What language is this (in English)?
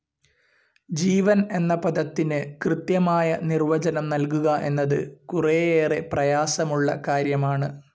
Malayalam